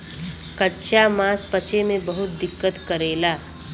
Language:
Bhojpuri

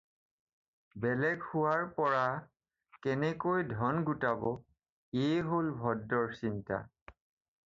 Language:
Assamese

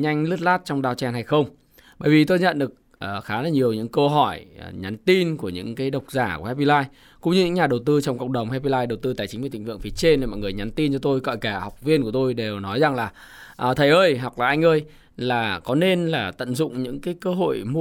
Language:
Vietnamese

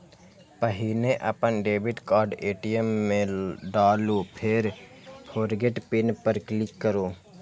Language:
Maithili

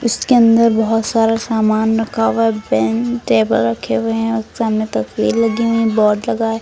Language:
Hindi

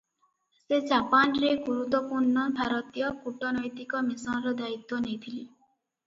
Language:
Odia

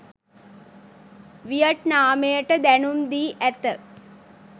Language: Sinhala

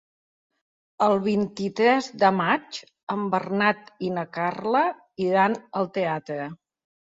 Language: Catalan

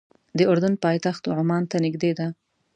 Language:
Pashto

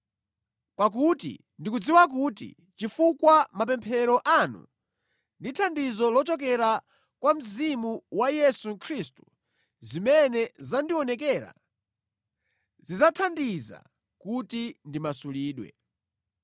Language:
Nyanja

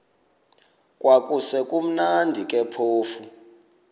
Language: Xhosa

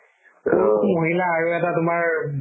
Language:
Assamese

